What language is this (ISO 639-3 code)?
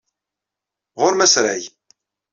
kab